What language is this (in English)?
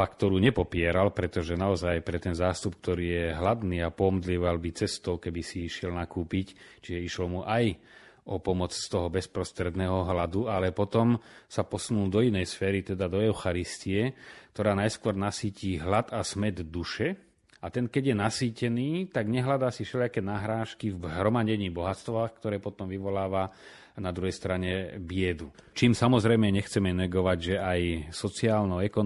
Slovak